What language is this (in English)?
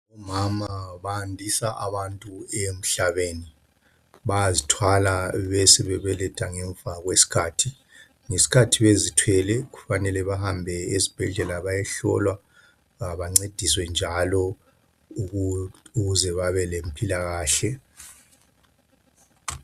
North Ndebele